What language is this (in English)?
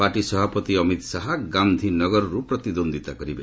Odia